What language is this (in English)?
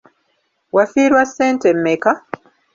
Ganda